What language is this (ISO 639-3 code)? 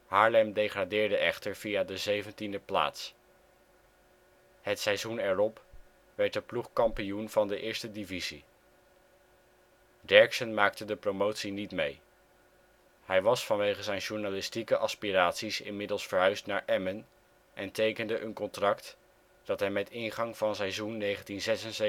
nld